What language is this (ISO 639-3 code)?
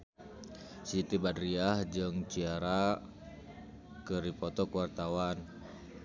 sun